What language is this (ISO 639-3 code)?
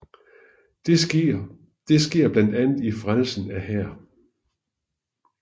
dan